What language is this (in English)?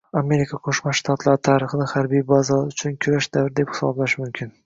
Uzbek